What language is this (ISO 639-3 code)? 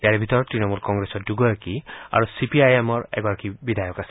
asm